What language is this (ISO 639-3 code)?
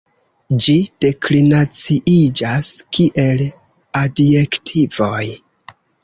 epo